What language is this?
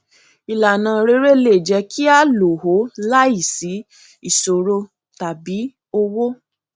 Yoruba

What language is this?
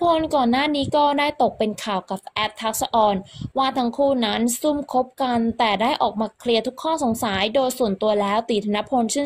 Thai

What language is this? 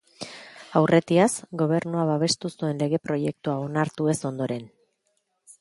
Basque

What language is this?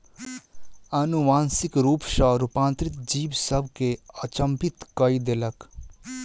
Maithili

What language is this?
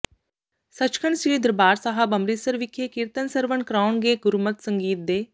Punjabi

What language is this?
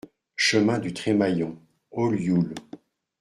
French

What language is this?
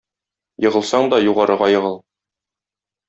Tatar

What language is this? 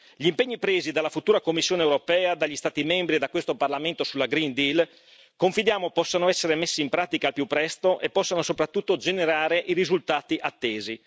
Italian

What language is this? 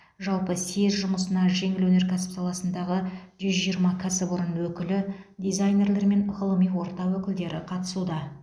Kazakh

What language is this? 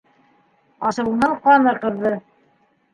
Bashkir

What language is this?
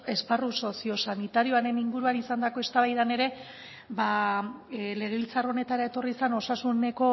Basque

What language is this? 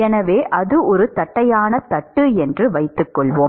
Tamil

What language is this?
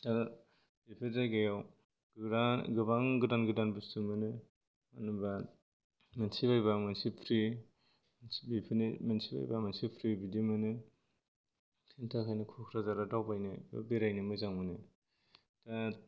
Bodo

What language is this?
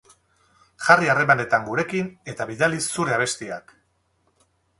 Basque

